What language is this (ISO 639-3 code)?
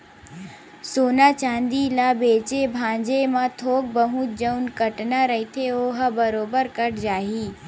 hne